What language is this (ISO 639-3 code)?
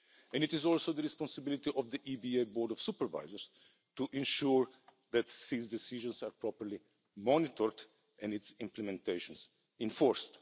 eng